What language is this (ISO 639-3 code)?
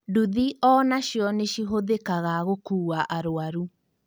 kik